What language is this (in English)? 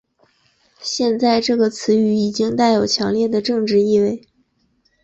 Chinese